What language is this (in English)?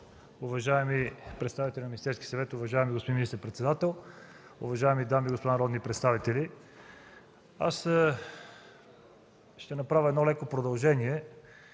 Bulgarian